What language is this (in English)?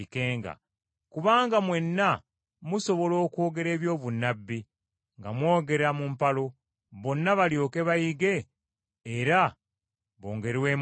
Ganda